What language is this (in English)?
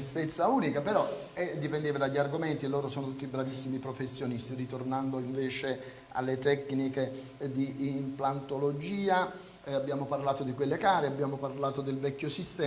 Italian